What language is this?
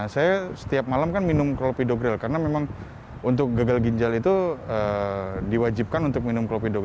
Indonesian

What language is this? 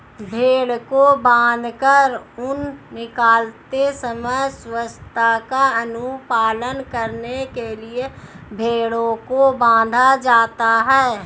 Hindi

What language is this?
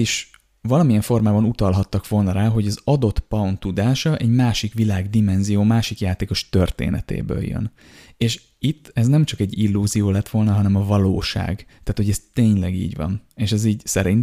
Hungarian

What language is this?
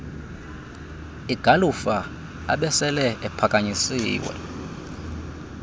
Xhosa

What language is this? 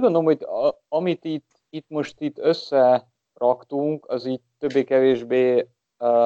Hungarian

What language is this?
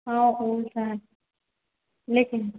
Maithili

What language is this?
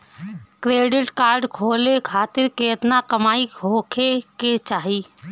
Bhojpuri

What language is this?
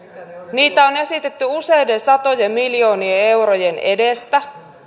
Finnish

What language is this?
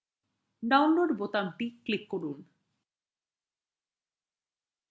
Bangla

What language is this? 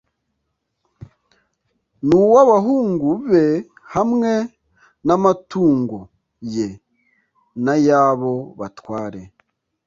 Kinyarwanda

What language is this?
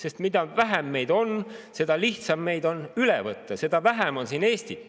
Estonian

